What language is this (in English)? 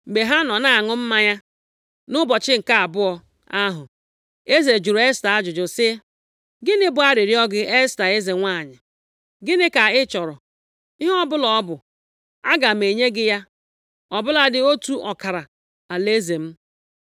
Igbo